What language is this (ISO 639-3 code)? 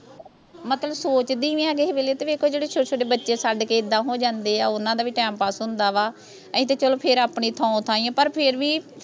pan